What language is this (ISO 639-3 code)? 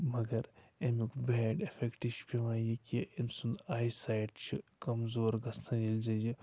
kas